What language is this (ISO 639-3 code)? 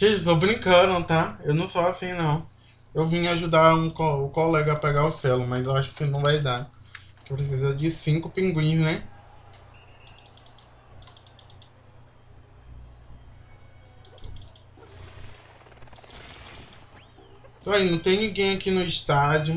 por